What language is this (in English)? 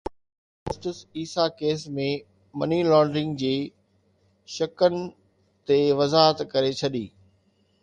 Sindhi